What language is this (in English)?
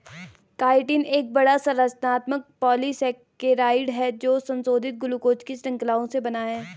Hindi